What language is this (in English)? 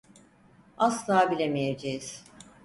Turkish